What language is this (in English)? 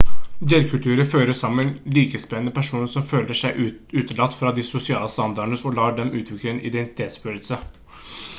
Norwegian Bokmål